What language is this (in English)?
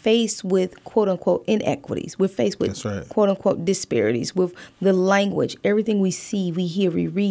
English